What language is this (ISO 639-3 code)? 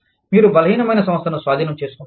tel